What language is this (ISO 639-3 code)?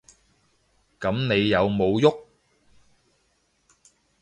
yue